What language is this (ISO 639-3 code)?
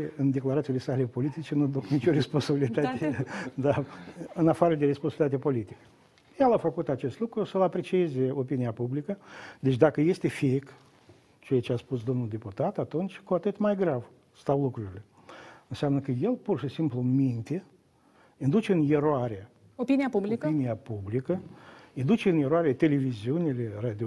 ron